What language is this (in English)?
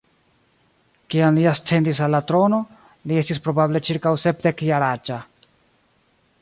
Esperanto